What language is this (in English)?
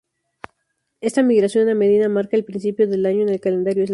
Spanish